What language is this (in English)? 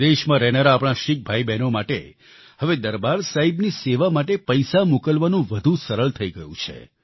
Gujarati